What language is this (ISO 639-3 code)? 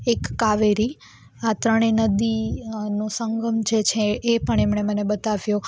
guj